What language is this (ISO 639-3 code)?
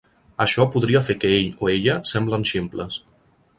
cat